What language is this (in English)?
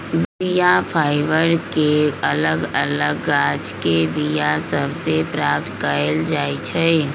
Magahi